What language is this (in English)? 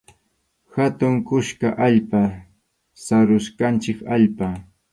Arequipa-La Unión Quechua